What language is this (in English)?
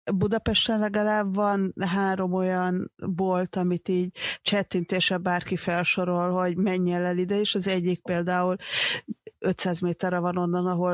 Hungarian